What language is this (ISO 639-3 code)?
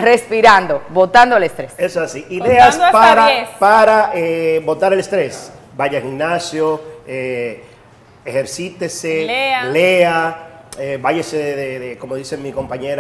spa